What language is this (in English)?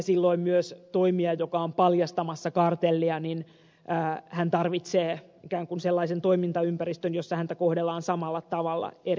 Finnish